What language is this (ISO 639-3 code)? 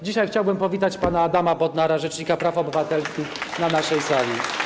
pol